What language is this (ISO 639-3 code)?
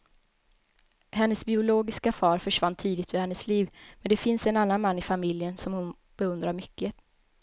swe